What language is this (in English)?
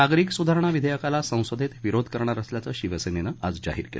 Marathi